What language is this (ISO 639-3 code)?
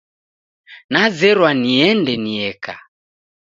dav